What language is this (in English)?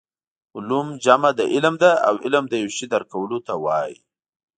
Pashto